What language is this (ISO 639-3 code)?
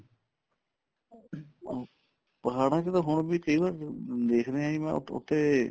pan